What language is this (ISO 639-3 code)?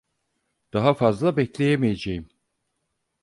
tur